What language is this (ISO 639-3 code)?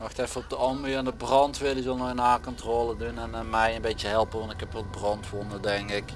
nld